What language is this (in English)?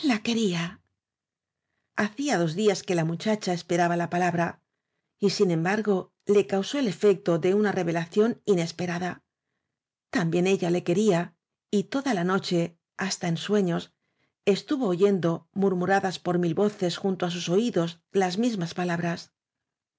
Spanish